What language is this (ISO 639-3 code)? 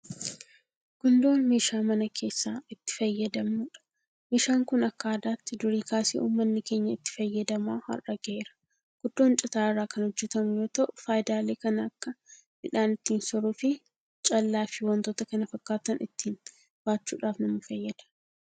orm